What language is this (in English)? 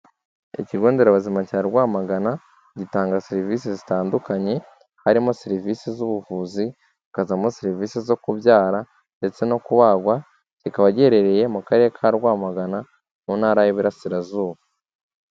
Kinyarwanda